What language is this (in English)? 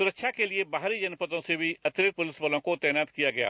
Hindi